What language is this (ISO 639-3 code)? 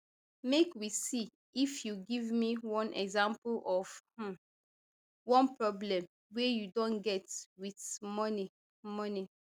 pcm